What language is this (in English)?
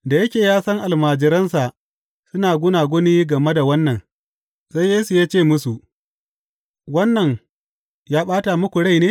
Hausa